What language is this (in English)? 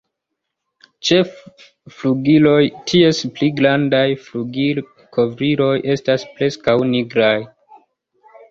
Esperanto